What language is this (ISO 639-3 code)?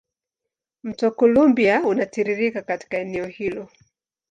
swa